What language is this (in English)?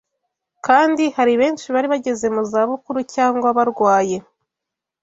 Kinyarwanda